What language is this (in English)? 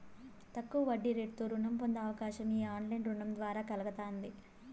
Telugu